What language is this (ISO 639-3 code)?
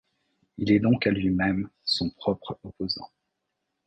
fra